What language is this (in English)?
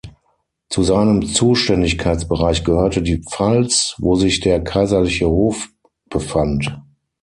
German